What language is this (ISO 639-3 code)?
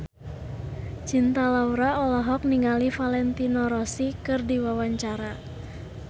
sun